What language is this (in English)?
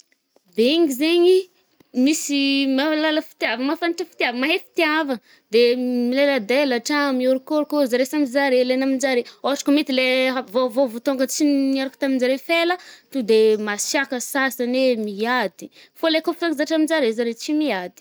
Northern Betsimisaraka Malagasy